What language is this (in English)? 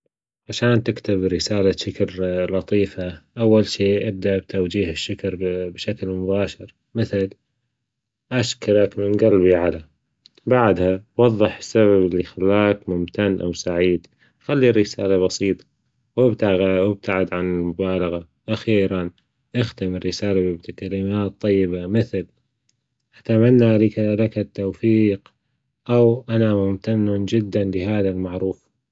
Gulf Arabic